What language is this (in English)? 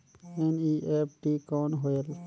Chhattisgarhi